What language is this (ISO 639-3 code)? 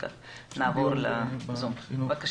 heb